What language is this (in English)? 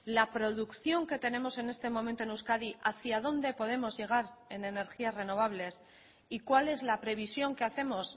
Spanish